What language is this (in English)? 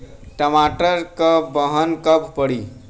Bhojpuri